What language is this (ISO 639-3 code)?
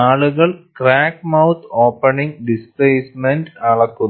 mal